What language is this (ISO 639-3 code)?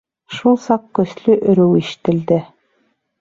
bak